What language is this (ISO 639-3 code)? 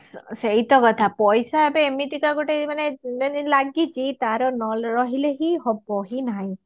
ori